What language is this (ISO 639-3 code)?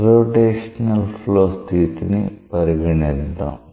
tel